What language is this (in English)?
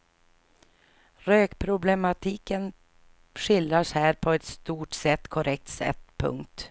Swedish